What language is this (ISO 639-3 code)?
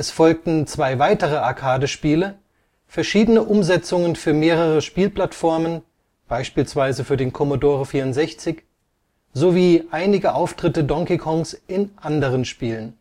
deu